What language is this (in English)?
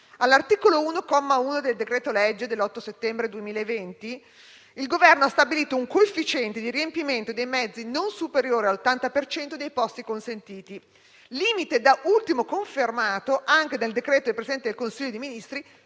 Italian